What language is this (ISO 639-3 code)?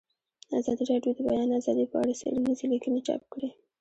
pus